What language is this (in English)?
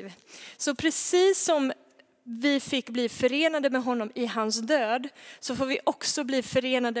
Swedish